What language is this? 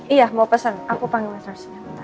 Indonesian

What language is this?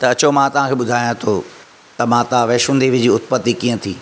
Sindhi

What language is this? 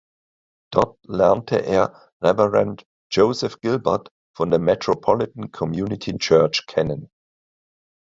German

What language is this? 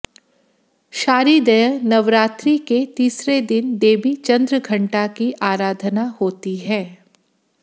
Hindi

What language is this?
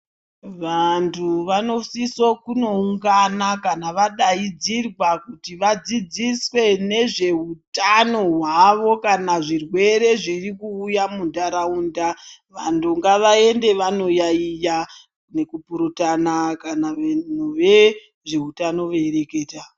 Ndau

